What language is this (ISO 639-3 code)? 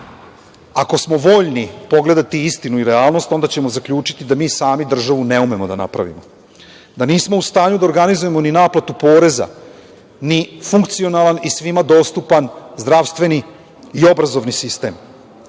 srp